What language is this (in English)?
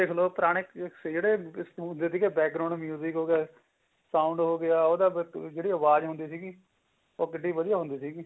Punjabi